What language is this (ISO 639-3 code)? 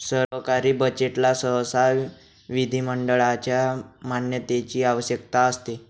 mar